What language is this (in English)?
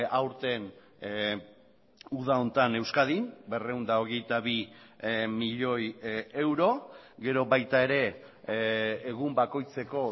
Basque